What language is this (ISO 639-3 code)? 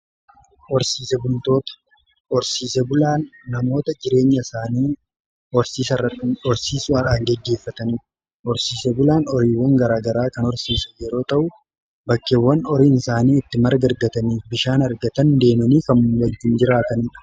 orm